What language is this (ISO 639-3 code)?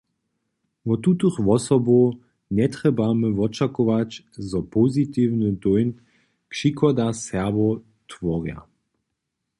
hsb